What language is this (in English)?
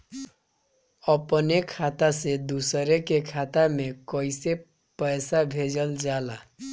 Bhojpuri